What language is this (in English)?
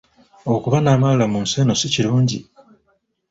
Ganda